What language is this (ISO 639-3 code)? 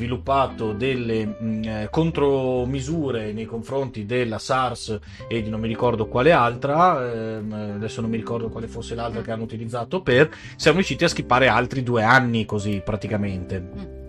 ita